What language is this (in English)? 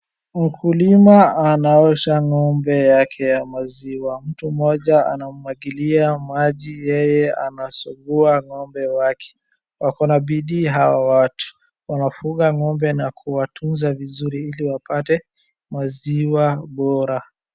Swahili